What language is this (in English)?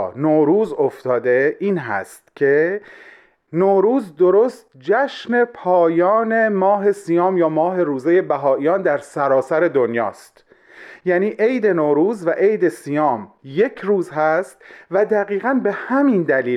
Persian